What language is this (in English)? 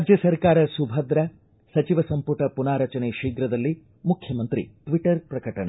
Kannada